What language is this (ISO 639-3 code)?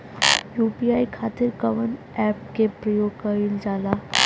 bho